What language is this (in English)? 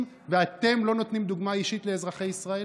Hebrew